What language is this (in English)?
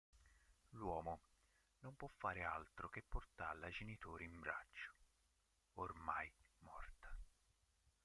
Italian